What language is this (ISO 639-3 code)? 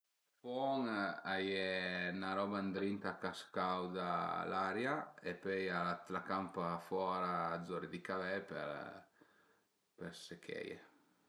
pms